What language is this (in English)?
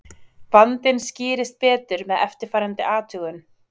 Icelandic